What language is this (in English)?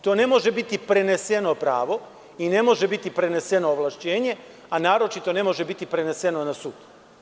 Serbian